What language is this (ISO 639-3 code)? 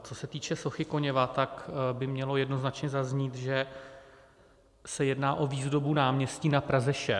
ces